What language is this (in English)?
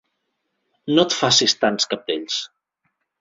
Catalan